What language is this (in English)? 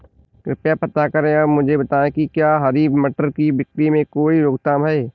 Hindi